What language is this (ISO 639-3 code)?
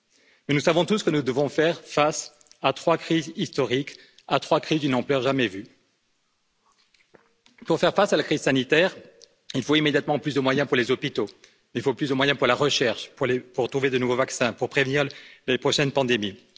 fra